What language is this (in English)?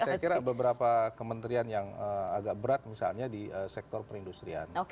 Indonesian